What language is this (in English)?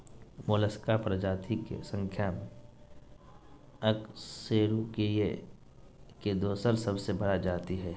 Magahi